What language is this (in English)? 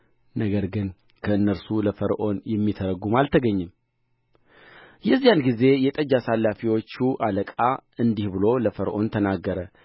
Amharic